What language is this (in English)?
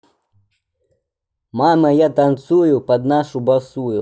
Russian